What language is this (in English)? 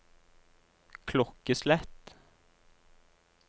Norwegian